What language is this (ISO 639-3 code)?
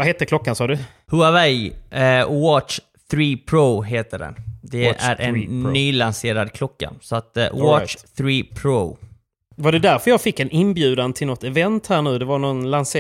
swe